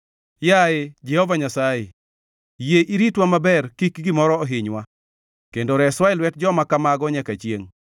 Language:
Luo (Kenya and Tanzania)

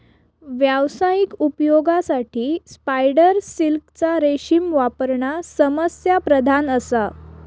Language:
Marathi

